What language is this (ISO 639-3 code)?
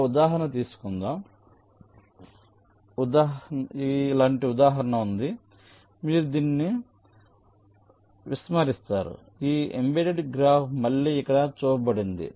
tel